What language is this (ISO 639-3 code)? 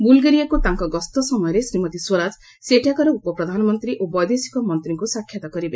ori